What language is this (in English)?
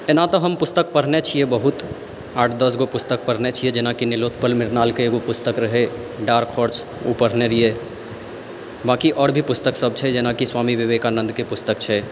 Maithili